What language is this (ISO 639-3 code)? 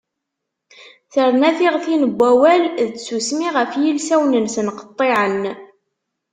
kab